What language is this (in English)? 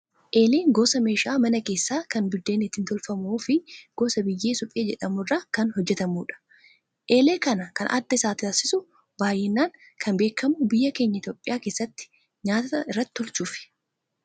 Oromo